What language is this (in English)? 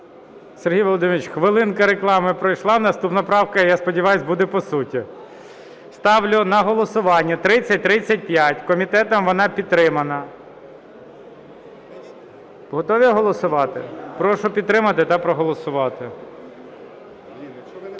Ukrainian